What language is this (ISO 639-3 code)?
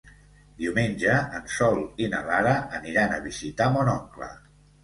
cat